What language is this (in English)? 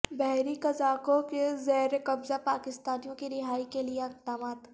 Urdu